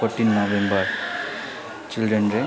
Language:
Nepali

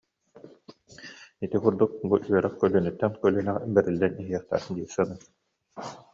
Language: Yakut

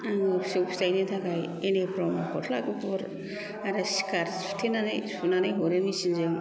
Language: Bodo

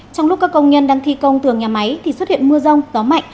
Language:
Vietnamese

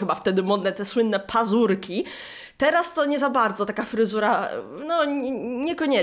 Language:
Polish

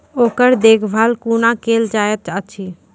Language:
Maithili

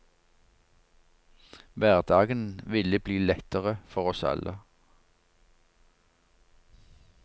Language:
Norwegian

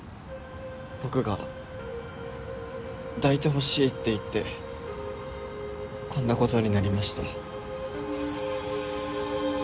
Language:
Japanese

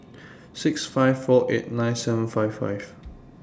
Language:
English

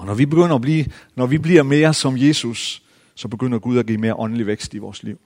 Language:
Danish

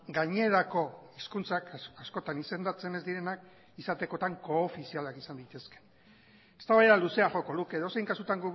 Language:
Basque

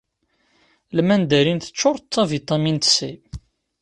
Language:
Kabyle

